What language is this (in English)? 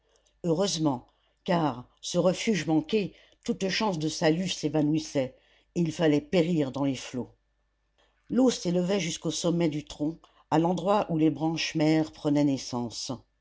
French